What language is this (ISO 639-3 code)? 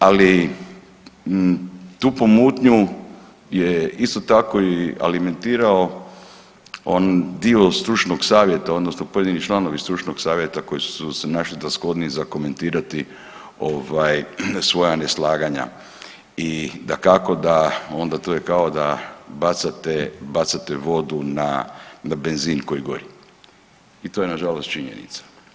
hrv